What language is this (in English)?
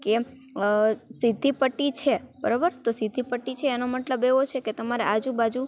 Gujarati